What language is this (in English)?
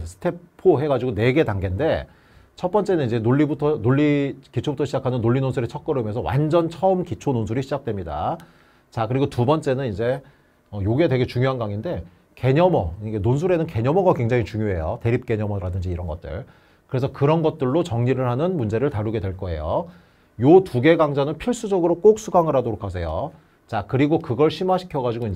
Korean